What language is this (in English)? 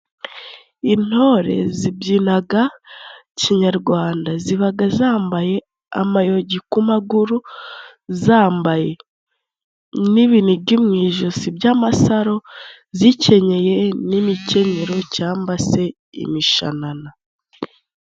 Kinyarwanda